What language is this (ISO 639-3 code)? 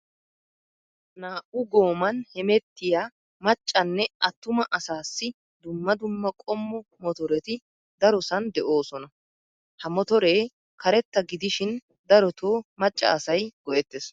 wal